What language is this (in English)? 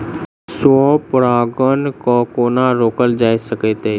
Maithili